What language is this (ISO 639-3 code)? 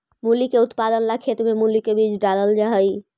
mag